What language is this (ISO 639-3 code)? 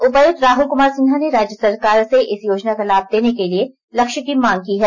hin